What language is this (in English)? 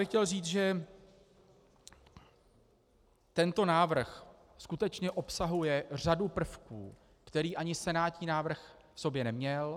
Czech